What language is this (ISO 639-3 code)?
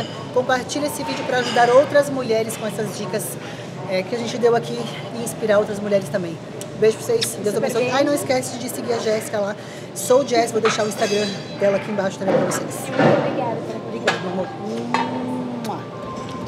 por